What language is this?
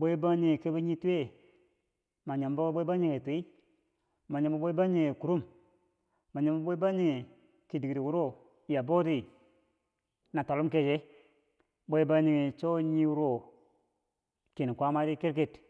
Bangwinji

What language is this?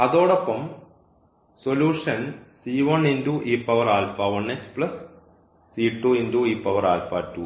Malayalam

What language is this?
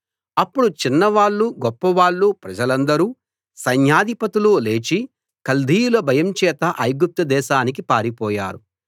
Telugu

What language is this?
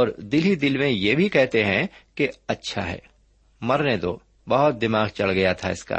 Urdu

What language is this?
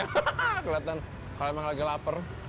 Indonesian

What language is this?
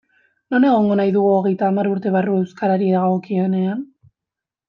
Basque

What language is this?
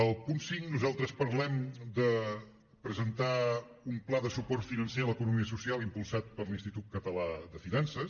Catalan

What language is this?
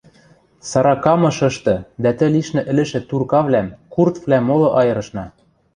Western Mari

